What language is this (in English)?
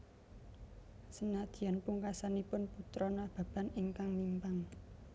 Javanese